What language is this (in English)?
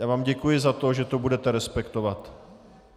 Czech